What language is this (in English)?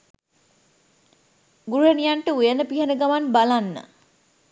Sinhala